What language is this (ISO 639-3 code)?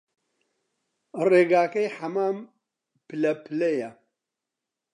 ckb